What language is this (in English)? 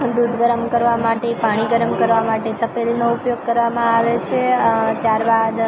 Gujarati